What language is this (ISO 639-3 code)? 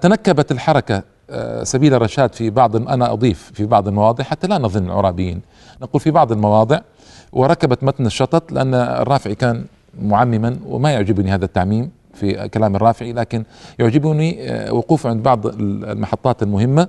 ara